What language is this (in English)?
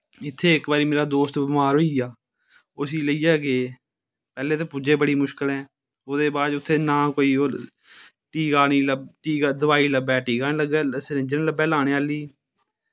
Dogri